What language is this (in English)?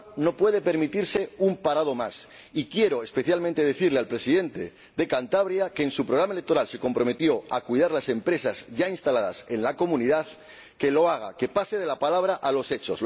Spanish